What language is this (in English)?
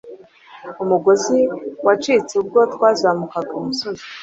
Kinyarwanda